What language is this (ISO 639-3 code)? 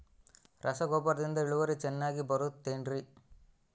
kan